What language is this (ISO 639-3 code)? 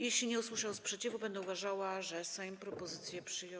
pol